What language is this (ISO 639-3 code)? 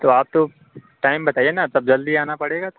hin